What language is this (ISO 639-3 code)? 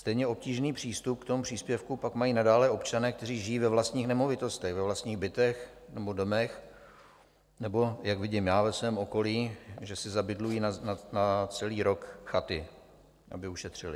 ces